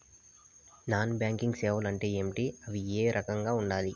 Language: Telugu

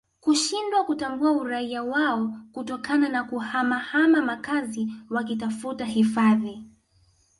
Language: Swahili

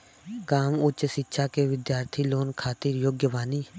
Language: Bhojpuri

